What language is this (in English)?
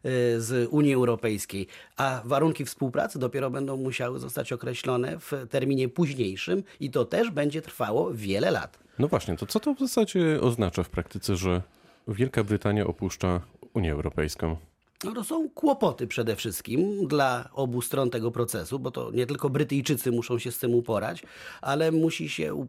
Polish